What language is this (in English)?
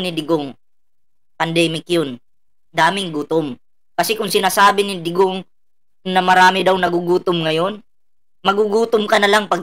Filipino